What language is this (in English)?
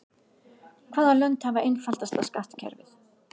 Icelandic